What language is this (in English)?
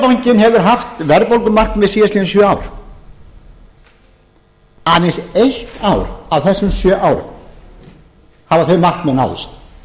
Icelandic